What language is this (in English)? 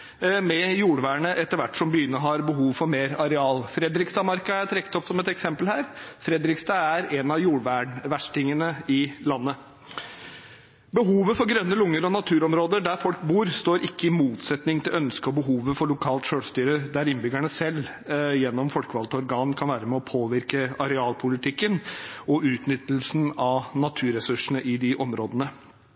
Norwegian Bokmål